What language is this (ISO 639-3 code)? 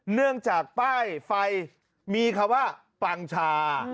tha